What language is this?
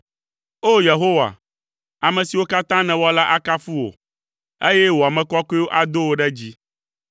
Ewe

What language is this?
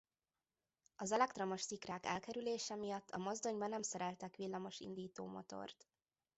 Hungarian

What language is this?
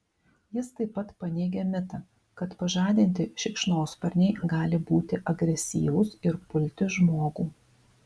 Lithuanian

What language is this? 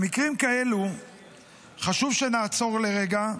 Hebrew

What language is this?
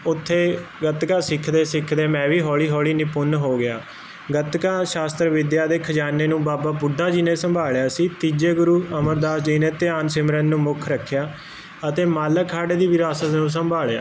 Punjabi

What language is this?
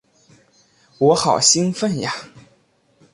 Chinese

